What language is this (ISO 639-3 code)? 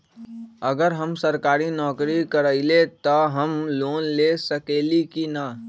mag